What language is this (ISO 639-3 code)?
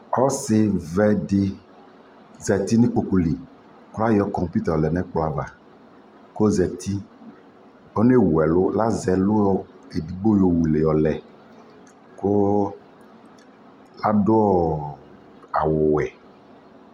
kpo